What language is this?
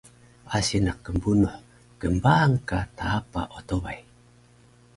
Taroko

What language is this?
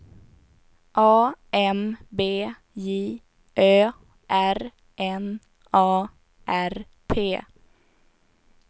Swedish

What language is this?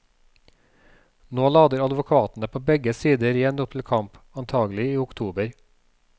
Norwegian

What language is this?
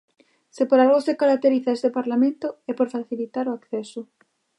Galician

